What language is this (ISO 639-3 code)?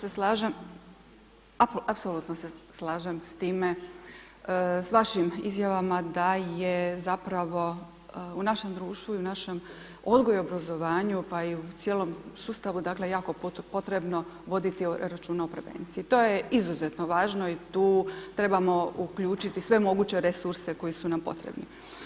hrv